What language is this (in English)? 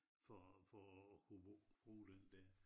Danish